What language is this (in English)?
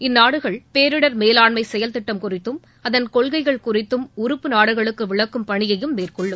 Tamil